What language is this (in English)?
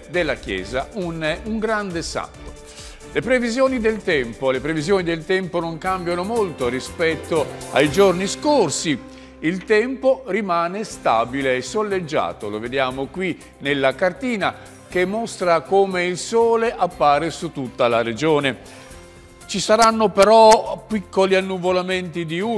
Italian